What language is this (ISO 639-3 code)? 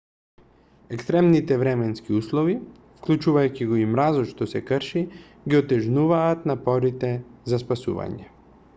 mkd